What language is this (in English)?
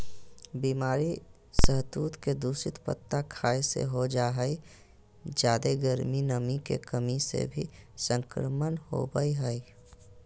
Magahi